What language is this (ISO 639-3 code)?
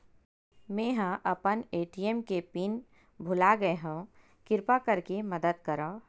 hne